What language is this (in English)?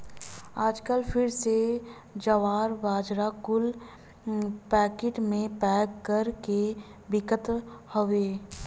Bhojpuri